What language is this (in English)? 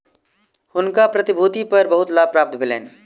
Maithili